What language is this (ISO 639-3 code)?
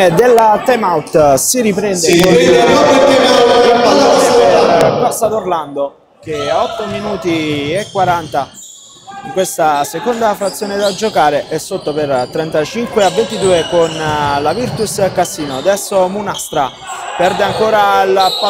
ita